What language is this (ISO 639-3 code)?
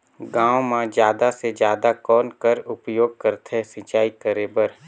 hne